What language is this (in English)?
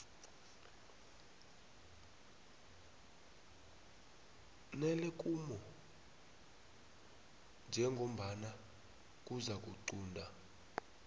South Ndebele